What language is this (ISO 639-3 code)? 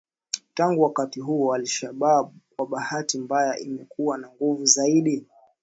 swa